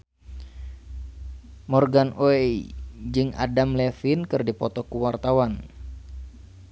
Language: Sundanese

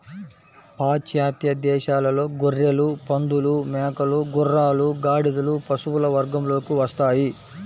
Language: Telugu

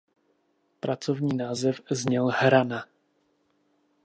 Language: Czech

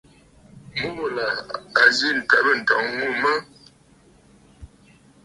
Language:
Bafut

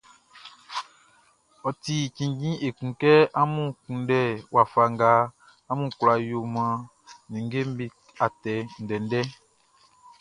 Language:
Baoulé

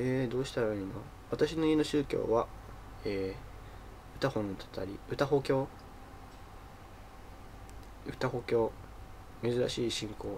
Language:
Japanese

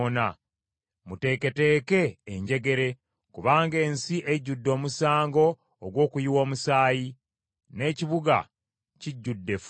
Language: Ganda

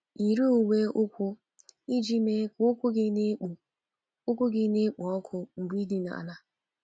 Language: Igbo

